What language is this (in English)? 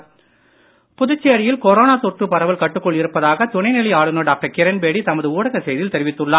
Tamil